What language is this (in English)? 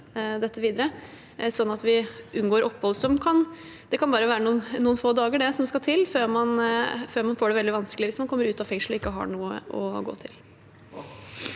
Norwegian